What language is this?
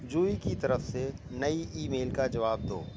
Urdu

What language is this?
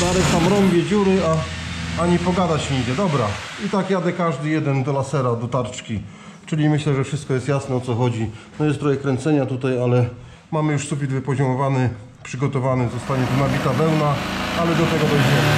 Polish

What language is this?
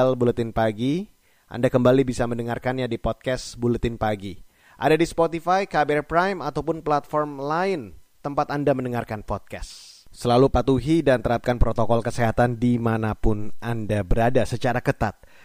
Indonesian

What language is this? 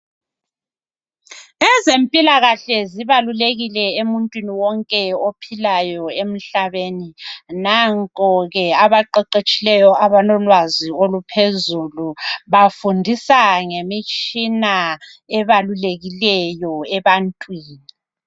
North Ndebele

